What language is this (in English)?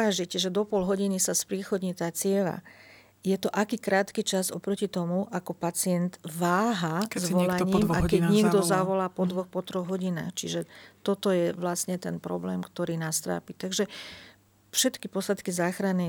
Slovak